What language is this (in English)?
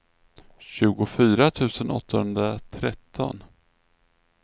Swedish